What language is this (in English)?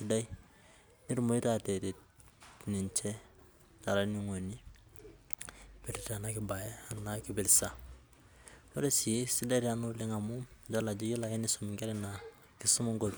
Masai